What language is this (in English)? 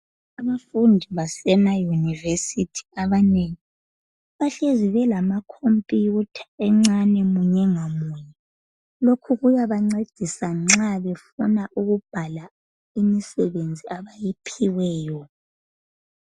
North Ndebele